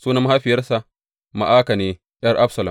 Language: Hausa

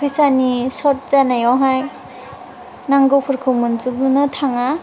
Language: Bodo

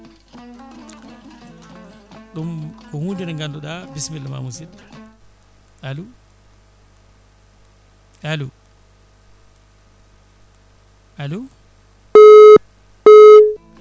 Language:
Fula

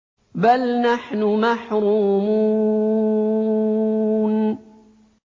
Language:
Arabic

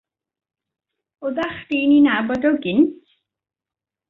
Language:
Welsh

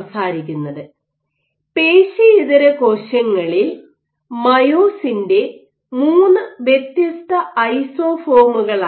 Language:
Malayalam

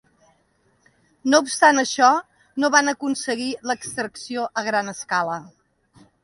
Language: Catalan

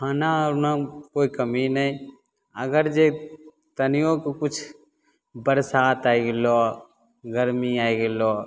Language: Maithili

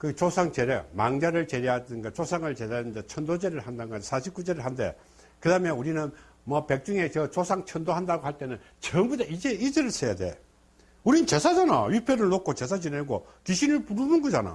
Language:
Korean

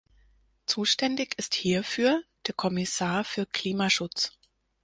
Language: German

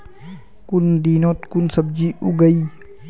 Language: Magahi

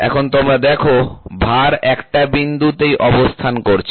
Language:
Bangla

